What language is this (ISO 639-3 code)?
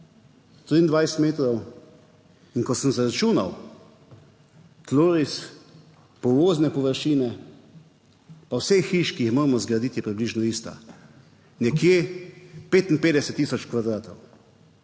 slv